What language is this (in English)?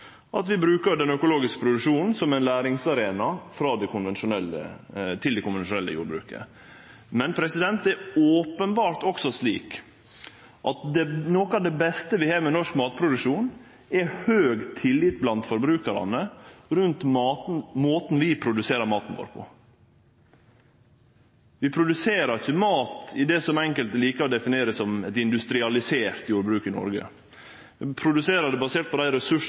Norwegian Nynorsk